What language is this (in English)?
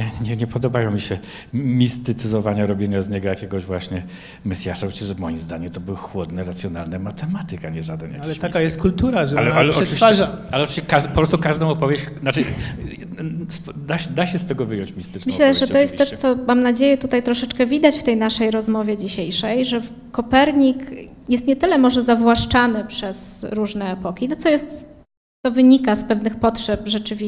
Polish